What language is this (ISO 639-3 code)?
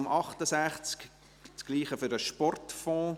gsw